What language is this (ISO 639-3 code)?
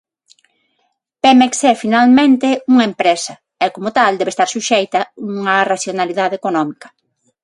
glg